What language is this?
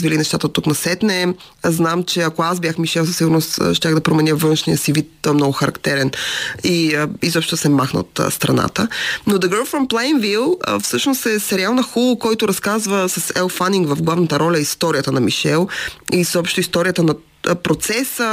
Bulgarian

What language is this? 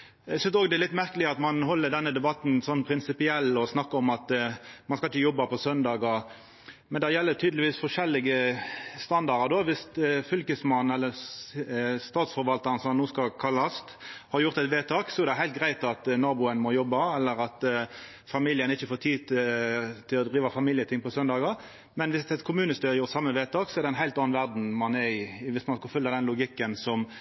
Norwegian Nynorsk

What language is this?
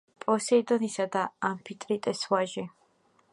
Georgian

